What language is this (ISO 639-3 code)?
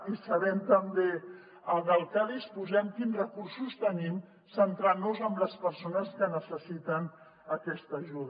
cat